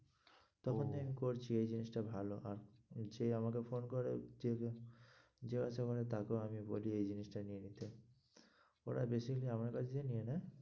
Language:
Bangla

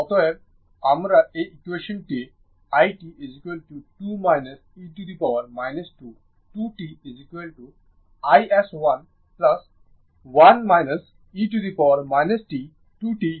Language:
Bangla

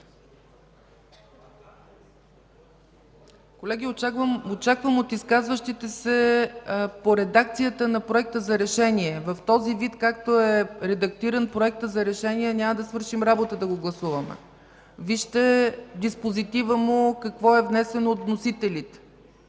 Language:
Bulgarian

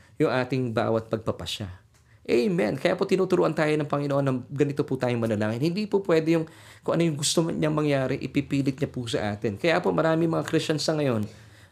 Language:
Filipino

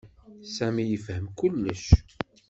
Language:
Kabyle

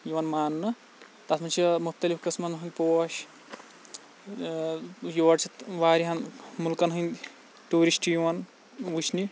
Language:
Kashmiri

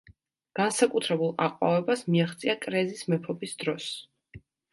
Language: Georgian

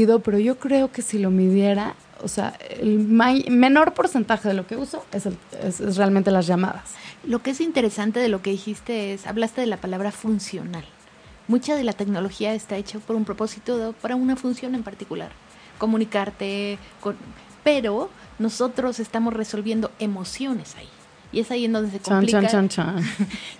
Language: Spanish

